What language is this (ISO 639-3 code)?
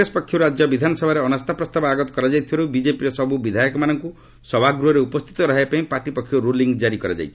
ori